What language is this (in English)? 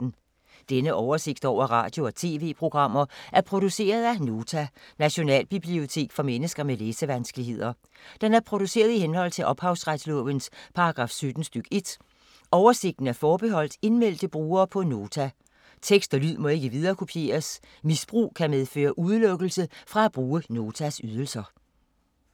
Danish